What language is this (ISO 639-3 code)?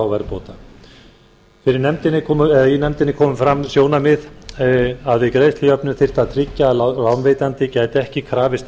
isl